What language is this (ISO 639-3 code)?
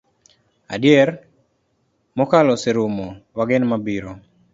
luo